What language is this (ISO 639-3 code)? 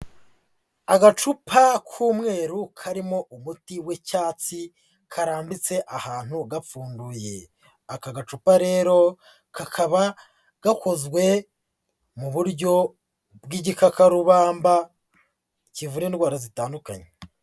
kin